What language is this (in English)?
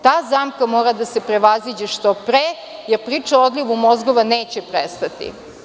Serbian